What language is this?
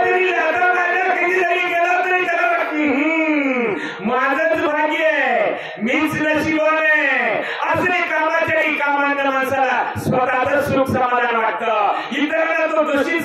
Arabic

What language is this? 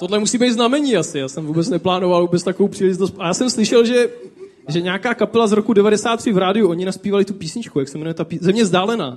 Czech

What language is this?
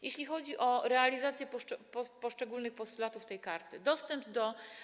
Polish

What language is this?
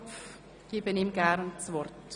Swiss German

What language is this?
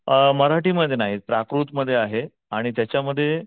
Marathi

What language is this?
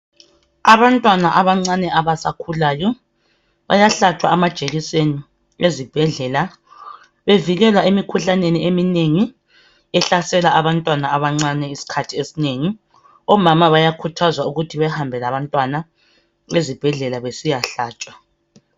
North Ndebele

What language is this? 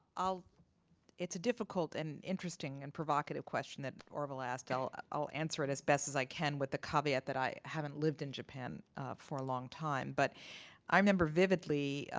English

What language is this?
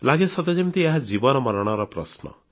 Odia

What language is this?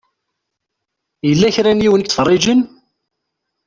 Kabyle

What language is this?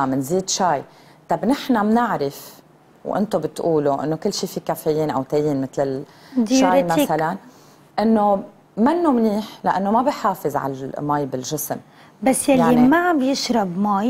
Arabic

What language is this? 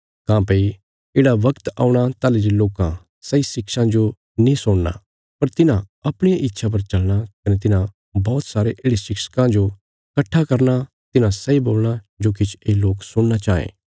Bilaspuri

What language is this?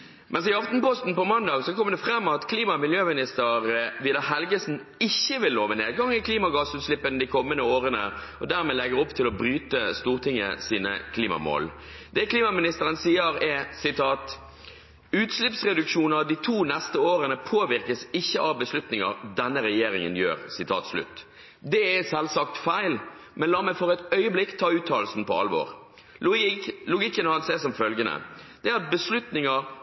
Norwegian Bokmål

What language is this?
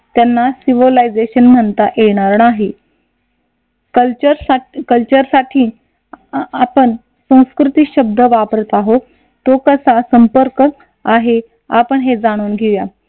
Marathi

